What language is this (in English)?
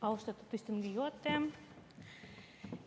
Estonian